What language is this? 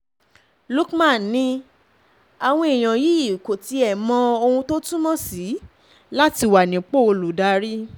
Yoruba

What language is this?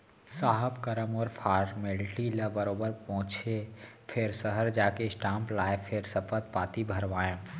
Chhattisgarhi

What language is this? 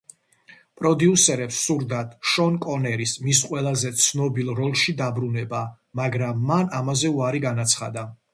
Georgian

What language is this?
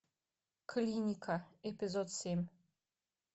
Russian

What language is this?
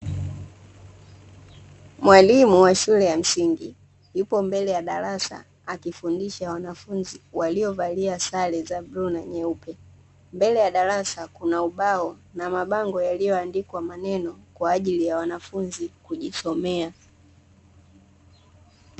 Swahili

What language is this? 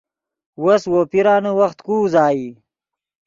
Yidgha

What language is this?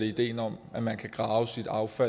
Danish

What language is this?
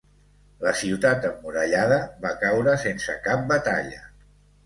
Catalan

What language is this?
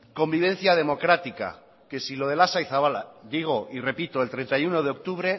Spanish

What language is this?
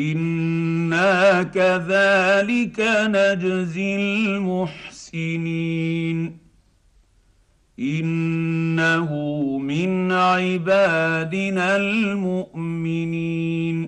Arabic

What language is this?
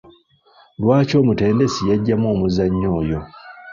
Ganda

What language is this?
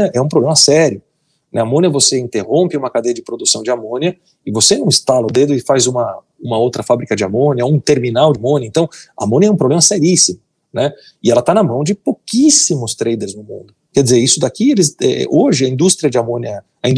Portuguese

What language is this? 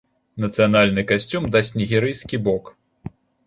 Belarusian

